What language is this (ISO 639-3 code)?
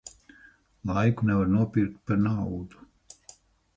lav